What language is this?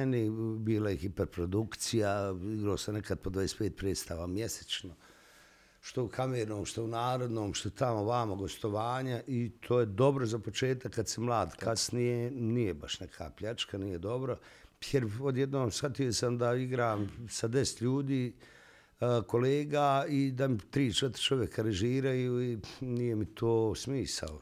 Croatian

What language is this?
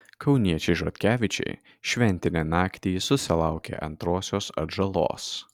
Lithuanian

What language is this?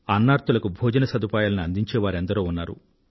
Telugu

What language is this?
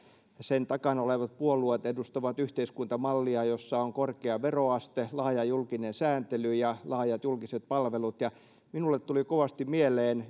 Finnish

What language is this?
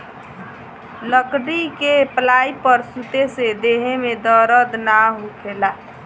Bhojpuri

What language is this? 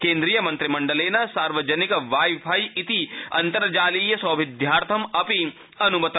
Sanskrit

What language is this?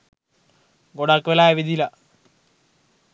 Sinhala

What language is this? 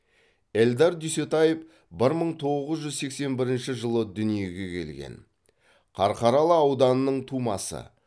Kazakh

